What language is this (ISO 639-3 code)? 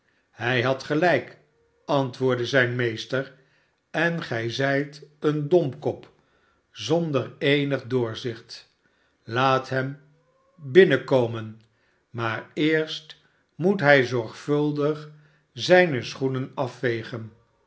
nld